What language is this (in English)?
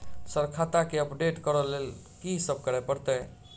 Maithili